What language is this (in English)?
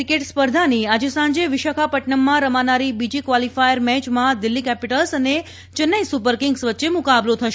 Gujarati